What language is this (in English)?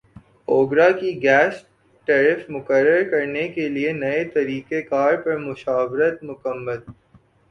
Urdu